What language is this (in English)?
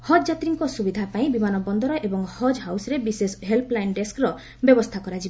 Odia